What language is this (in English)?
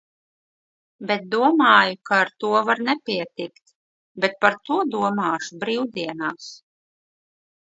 Latvian